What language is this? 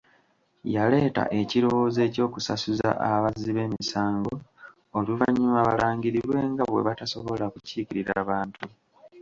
Ganda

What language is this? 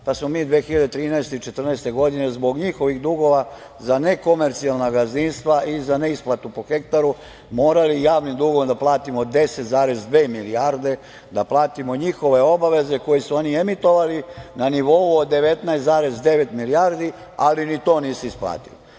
Serbian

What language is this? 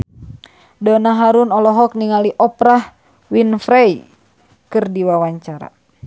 Sundanese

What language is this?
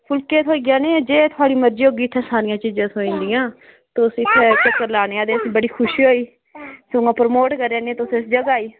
Dogri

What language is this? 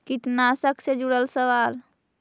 Magahi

